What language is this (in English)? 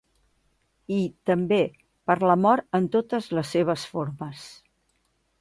Catalan